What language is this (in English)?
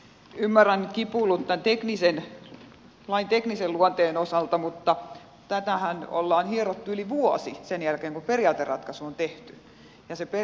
Finnish